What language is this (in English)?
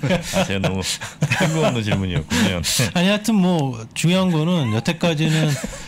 Korean